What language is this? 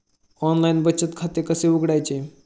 Marathi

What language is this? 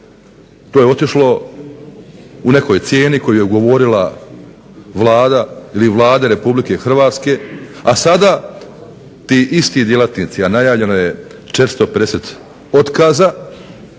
Croatian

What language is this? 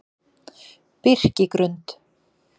Icelandic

